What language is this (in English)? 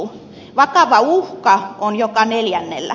Finnish